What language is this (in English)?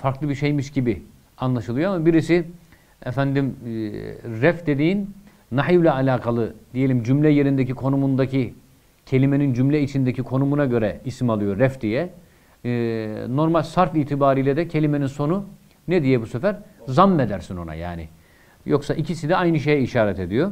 Turkish